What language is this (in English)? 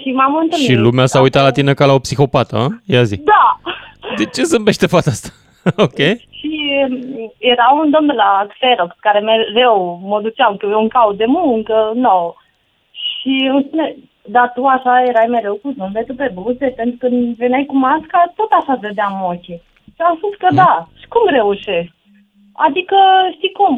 Romanian